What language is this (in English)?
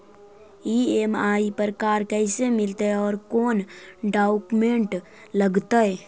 Magahi